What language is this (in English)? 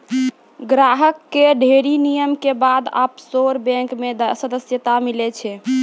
Maithili